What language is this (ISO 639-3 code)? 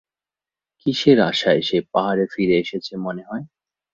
ben